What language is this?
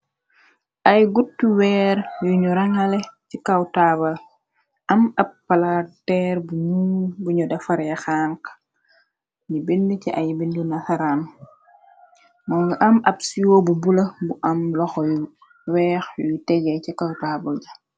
Wolof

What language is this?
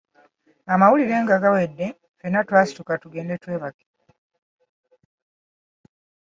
Ganda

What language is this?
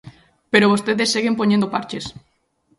Galician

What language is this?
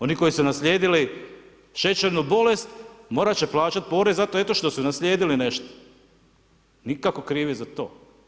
Croatian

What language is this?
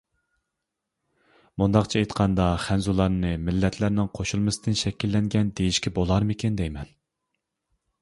Uyghur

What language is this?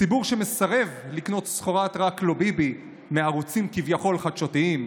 Hebrew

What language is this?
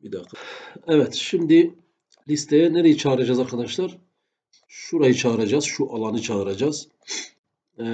Turkish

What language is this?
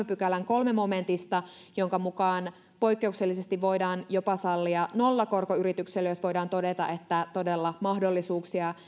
Finnish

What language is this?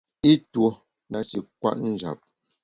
Bamun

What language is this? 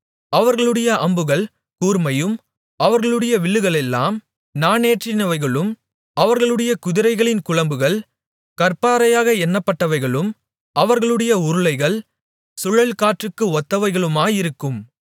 Tamil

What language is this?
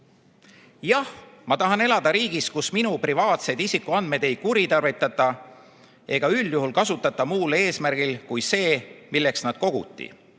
Estonian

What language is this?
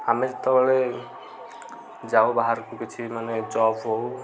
Odia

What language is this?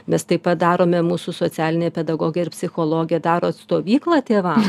Lithuanian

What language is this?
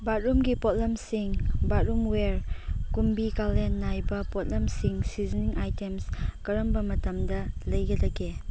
Manipuri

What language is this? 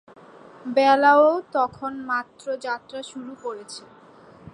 Bangla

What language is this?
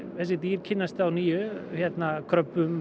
Icelandic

